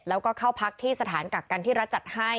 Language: Thai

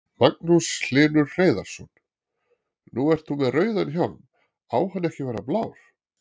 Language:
Icelandic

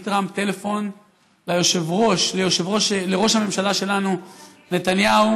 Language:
Hebrew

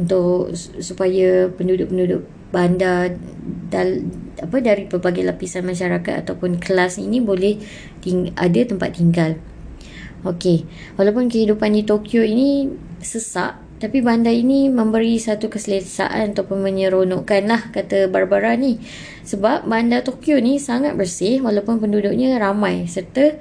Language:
Malay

